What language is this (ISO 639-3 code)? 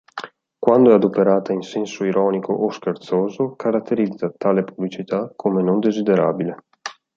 ita